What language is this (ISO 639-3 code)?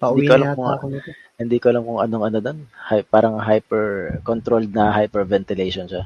fil